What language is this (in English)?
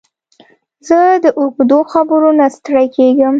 Pashto